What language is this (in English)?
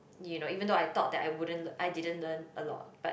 English